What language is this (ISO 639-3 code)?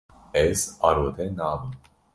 kur